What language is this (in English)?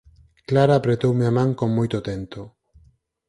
Galician